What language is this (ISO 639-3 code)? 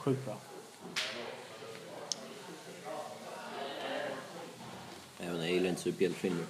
swe